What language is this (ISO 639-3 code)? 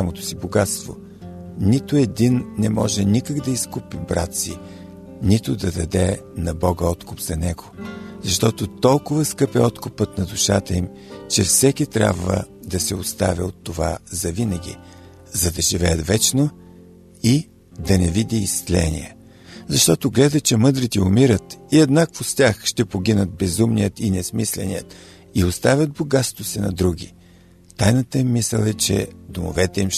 bul